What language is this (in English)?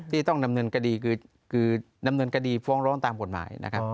Thai